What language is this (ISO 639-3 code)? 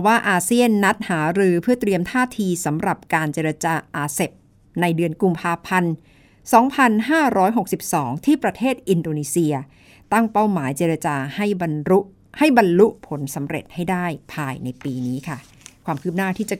tha